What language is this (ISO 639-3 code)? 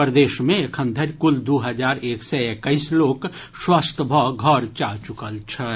mai